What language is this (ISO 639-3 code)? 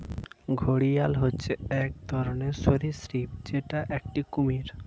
ben